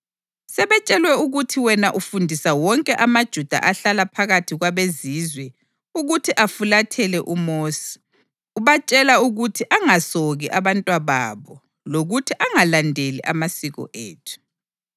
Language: North Ndebele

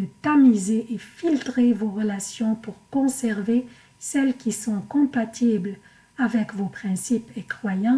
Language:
French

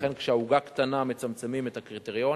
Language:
Hebrew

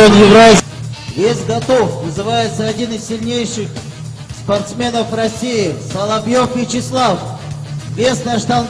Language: Russian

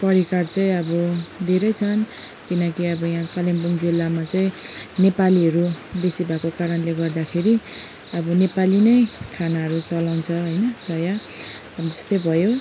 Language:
Nepali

